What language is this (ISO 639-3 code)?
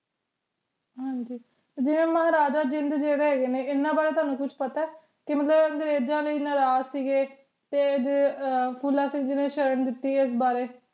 pan